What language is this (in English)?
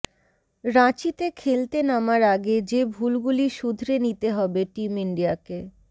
Bangla